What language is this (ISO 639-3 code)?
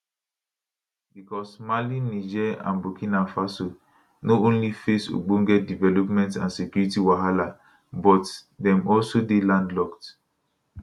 pcm